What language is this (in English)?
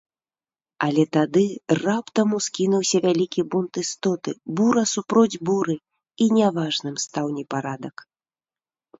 Belarusian